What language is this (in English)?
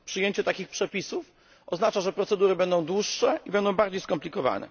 Polish